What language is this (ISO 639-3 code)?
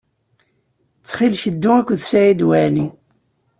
kab